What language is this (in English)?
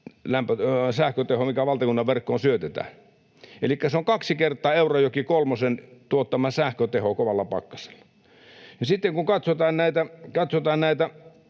Finnish